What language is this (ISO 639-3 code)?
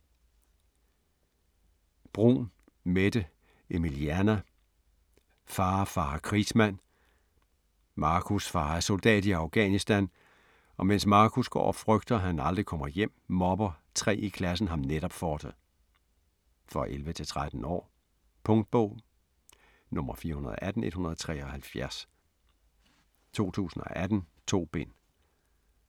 dan